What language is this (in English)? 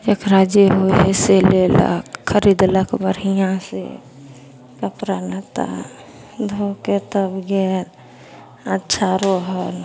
Maithili